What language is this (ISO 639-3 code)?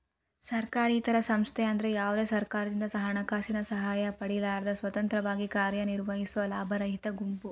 kan